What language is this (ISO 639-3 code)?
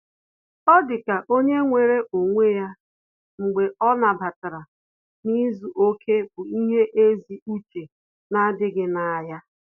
ibo